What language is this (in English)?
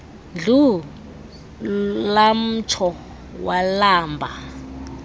Xhosa